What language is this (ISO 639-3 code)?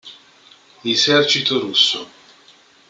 ita